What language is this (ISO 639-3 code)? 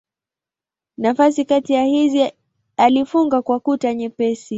swa